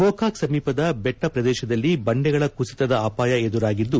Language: Kannada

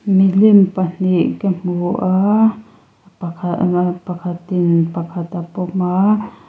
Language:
Mizo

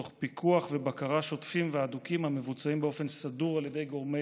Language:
Hebrew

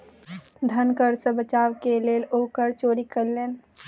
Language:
Maithili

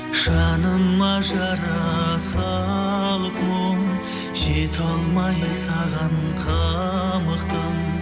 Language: Kazakh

